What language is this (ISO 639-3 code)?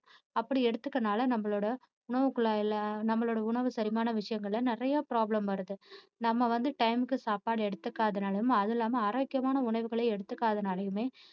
tam